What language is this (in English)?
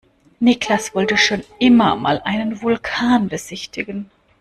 German